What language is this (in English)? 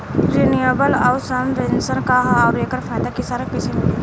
Bhojpuri